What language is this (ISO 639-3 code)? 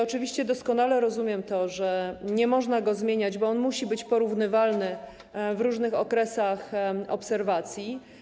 pol